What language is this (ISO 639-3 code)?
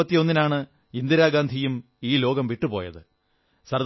mal